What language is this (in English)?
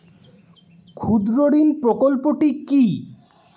Bangla